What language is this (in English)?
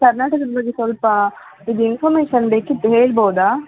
Kannada